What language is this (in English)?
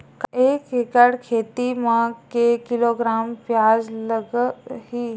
Chhattisgarhi